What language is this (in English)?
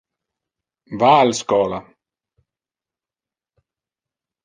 Interlingua